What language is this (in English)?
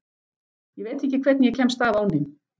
Icelandic